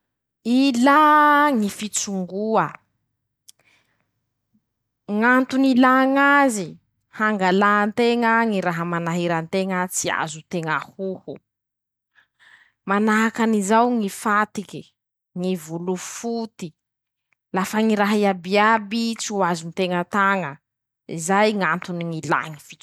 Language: Masikoro Malagasy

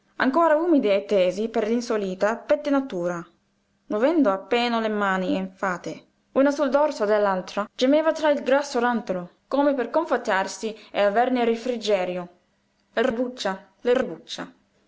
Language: Italian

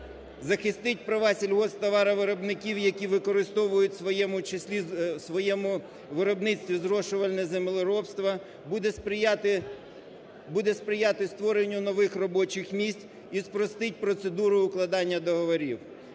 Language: Ukrainian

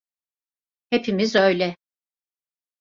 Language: Turkish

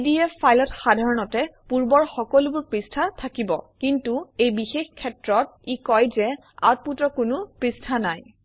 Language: Assamese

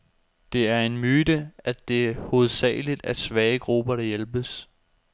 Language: Danish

